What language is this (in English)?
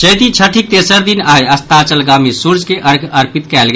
Maithili